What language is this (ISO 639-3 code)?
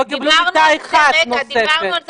heb